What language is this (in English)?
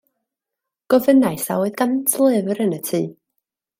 Welsh